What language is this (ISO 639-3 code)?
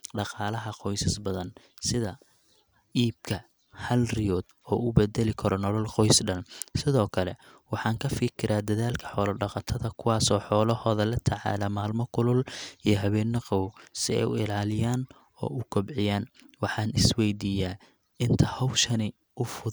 som